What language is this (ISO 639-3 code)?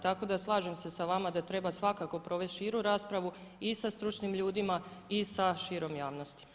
hrv